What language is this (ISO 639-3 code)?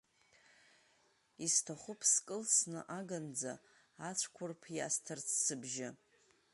abk